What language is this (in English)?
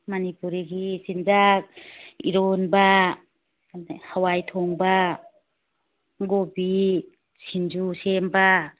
Manipuri